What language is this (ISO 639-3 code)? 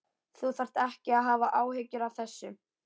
isl